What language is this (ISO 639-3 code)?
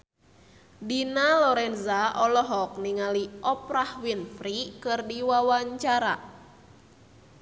sun